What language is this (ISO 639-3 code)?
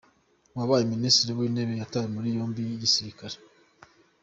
kin